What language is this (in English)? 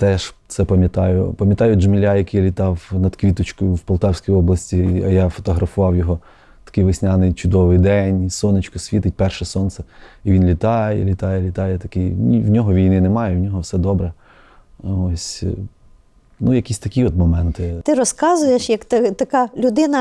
Ukrainian